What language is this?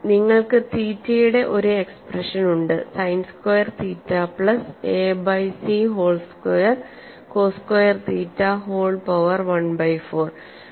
Malayalam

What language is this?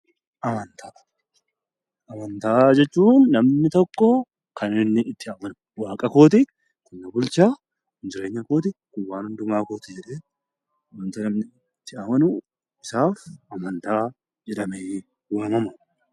Oromo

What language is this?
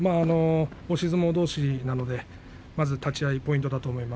Japanese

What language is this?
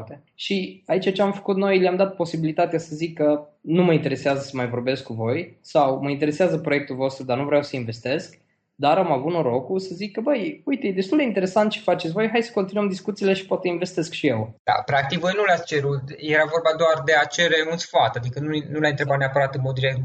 Romanian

